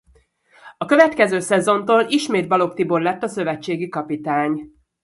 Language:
Hungarian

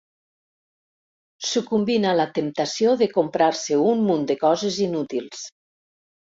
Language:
Catalan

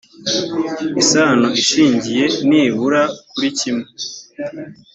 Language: Kinyarwanda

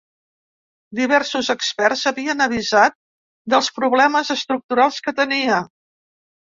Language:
Catalan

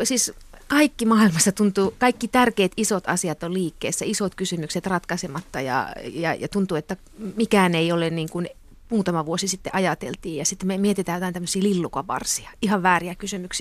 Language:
Finnish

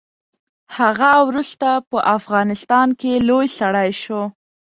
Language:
Pashto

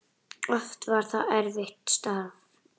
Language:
Icelandic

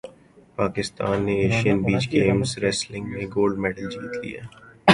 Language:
Urdu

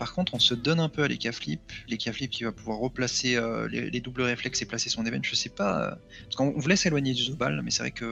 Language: French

